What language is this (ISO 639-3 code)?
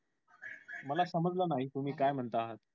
mar